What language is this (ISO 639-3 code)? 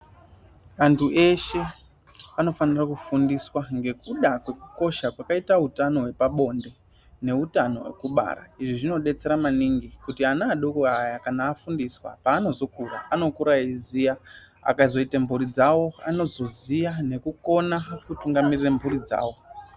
ndc